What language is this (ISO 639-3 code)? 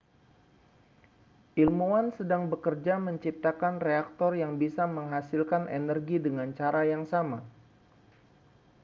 ind